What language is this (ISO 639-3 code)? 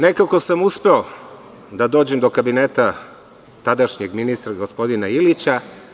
srp